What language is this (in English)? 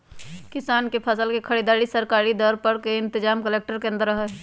Magahi